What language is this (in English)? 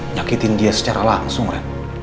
Indonesian